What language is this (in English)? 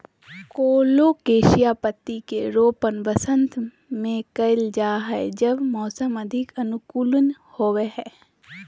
Magahi